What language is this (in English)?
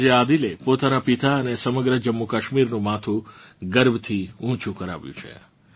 Gujarati